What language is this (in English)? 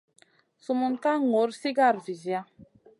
Masana